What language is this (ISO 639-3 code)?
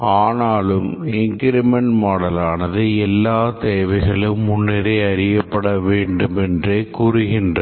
tam